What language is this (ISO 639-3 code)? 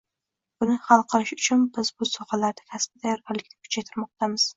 uzb